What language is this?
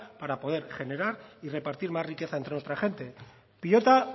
Spanish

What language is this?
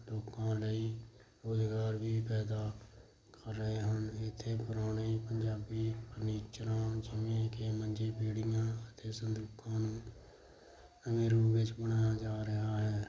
Punjabi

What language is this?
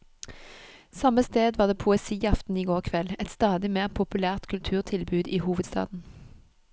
Norwegian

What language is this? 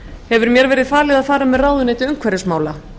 Icelandic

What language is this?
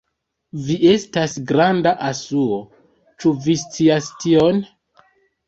Esperanto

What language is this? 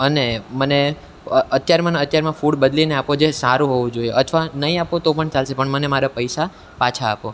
Gujarati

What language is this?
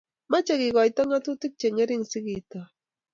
Kalenjin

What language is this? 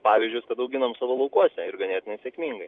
Lithuanian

